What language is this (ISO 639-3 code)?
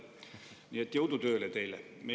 est